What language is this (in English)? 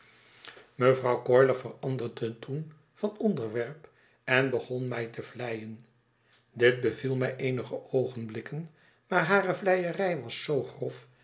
Dutch